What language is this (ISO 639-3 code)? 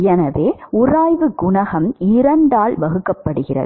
tam